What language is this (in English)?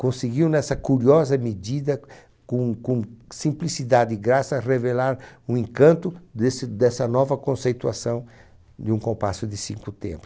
Portuguese